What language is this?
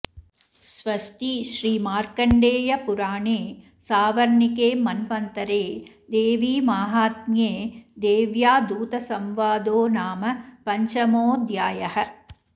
Sanskrit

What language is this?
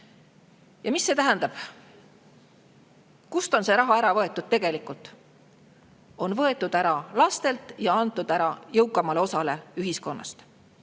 Estonian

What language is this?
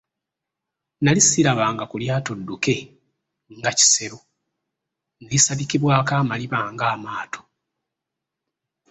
Ganda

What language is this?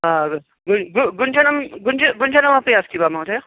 Sanskrit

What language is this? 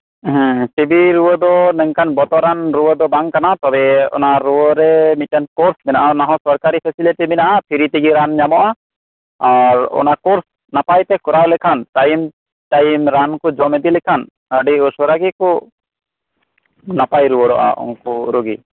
Santali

